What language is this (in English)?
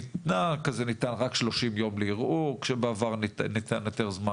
Hebrew